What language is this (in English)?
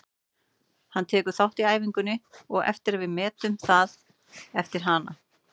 Icelandic